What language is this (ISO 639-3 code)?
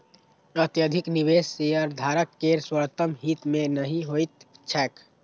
mai